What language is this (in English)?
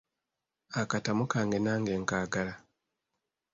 Ganda